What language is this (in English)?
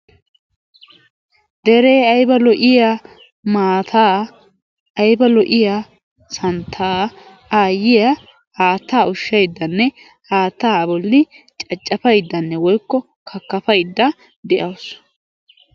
Wolaytta